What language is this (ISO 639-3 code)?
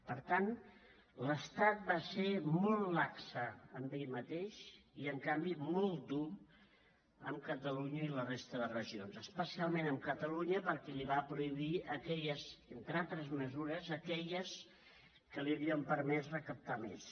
cat